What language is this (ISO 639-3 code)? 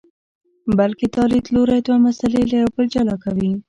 pus